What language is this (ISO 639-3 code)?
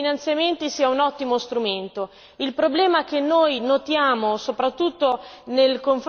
ita